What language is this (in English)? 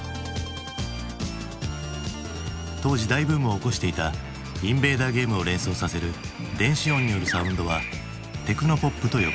Japanese